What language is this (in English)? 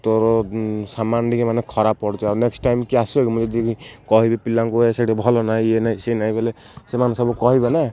Odia